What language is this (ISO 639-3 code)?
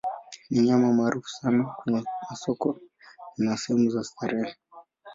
swa